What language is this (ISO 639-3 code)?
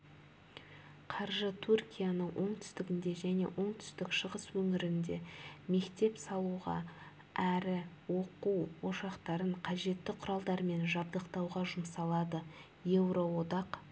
kaz